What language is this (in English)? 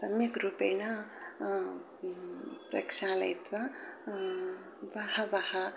Sanskrit